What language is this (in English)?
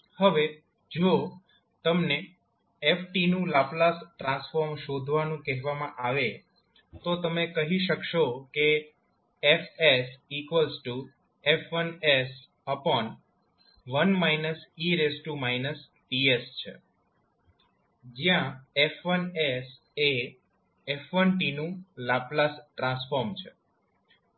Gujarati